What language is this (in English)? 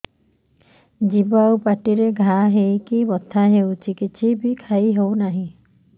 Odia